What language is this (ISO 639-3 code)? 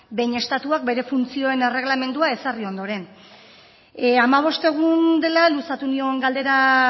eus